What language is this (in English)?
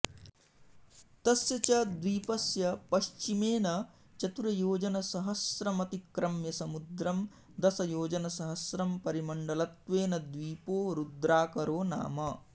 Sanskrit